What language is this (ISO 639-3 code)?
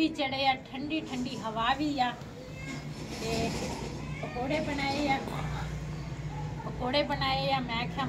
hin